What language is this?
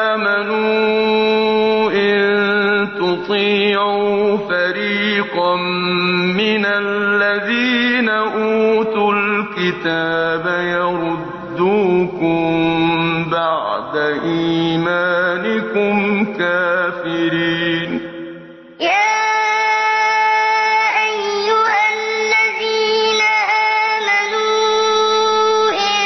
Arabic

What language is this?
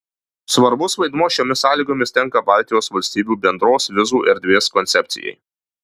Lithuanian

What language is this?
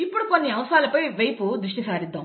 Telugu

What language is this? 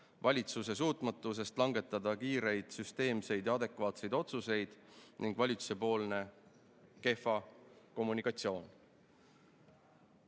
Estonian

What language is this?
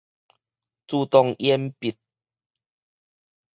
Min Nan Chinese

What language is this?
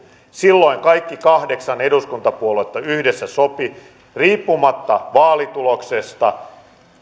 Finnish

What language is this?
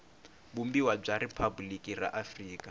Tsonga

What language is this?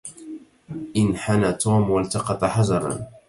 Arabic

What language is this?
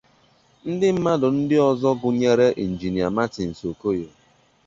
Igbo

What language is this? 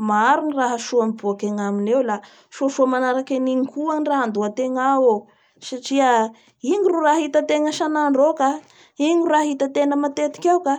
Bara Malagasy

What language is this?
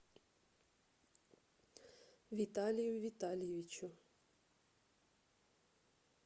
Russian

